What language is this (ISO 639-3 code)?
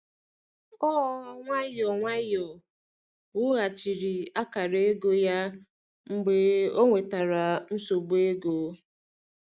ibo